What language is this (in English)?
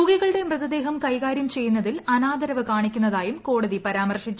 Malayalam